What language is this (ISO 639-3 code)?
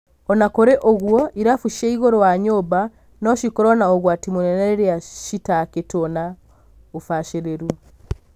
kik